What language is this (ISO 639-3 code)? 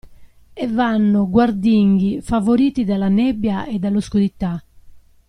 ita